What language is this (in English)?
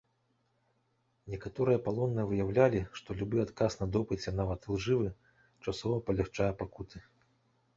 Belarusian